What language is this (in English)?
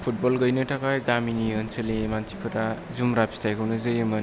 Bodo